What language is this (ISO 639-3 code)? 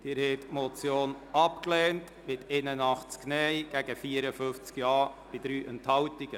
gsw